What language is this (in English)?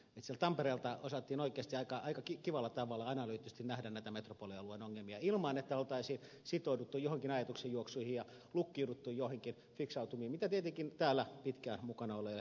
Finnish